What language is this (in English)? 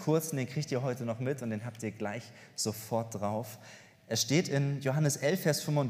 German